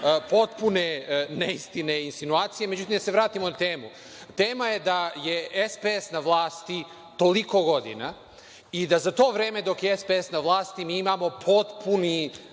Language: Serbian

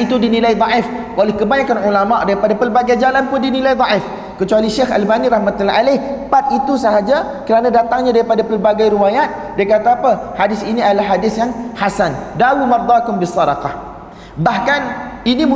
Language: Malay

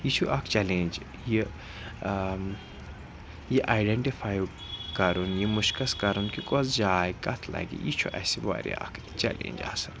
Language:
Kashmiri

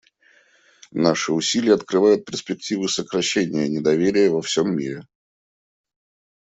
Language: Russian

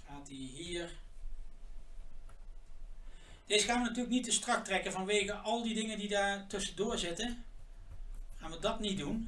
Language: Dutch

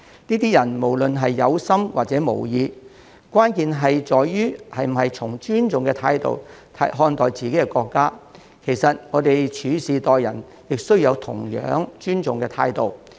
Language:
Cantonese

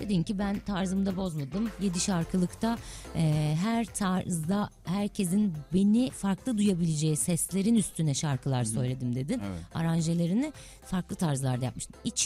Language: Turkish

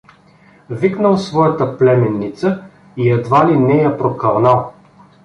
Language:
Bulgarian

